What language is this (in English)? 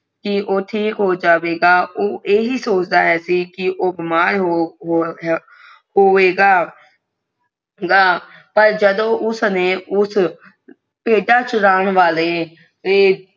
Punjabi